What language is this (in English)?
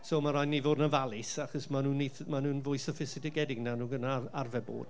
Welsh